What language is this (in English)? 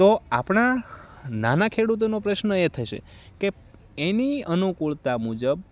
Gujarati